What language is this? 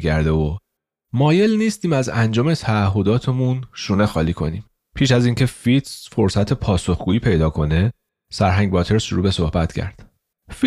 Persian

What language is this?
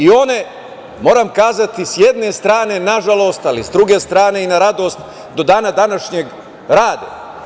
Serbian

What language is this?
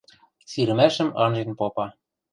Western Mari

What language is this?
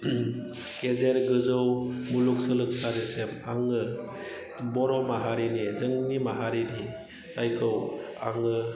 Bodo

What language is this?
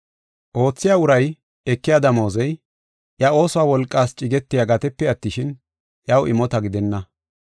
Gofa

